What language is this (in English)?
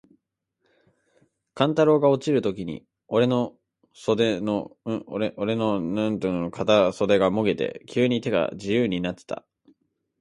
Japanese